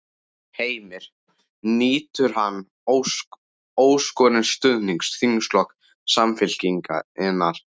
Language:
Icelandic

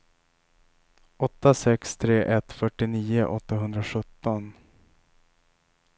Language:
Swedish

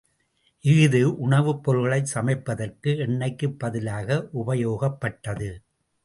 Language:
Tamil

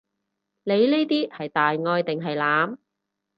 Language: Cantonese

